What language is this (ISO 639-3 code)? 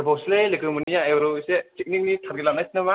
brx